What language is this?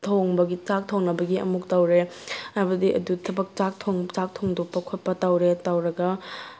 Manipuri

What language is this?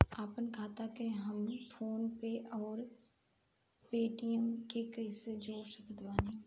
Bhojpuri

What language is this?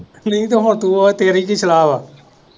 Punjabi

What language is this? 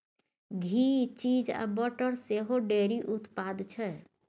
Maithili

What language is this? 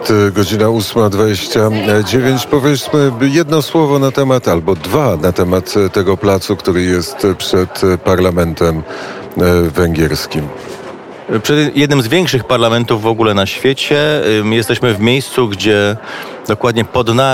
Polish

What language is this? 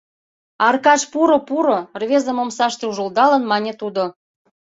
Mari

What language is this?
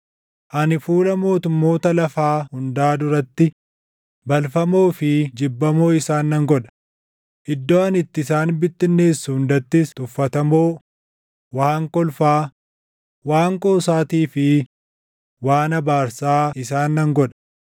Oromo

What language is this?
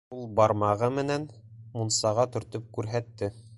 Bashkir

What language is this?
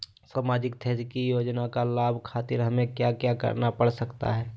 Magahi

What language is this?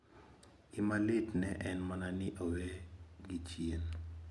Luo (Kenya and Tanzania)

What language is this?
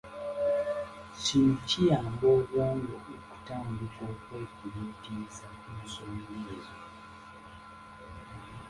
Ganda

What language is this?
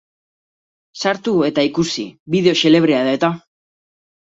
Basque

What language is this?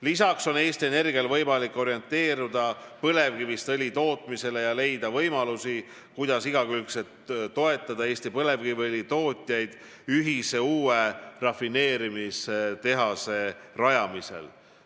Estonian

